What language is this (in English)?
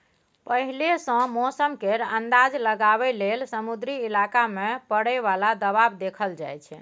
Maithili